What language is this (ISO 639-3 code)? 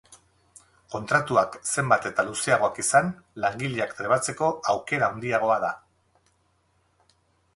eus